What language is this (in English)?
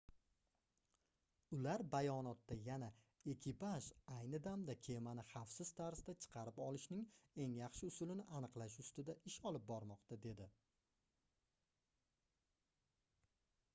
Uzbek